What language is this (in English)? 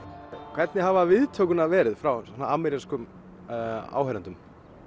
Icelandic